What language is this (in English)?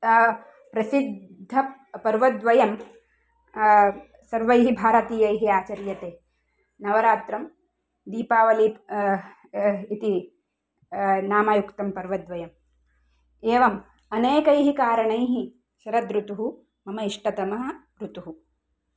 Sanskrit